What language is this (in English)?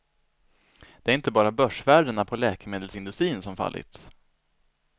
Swedish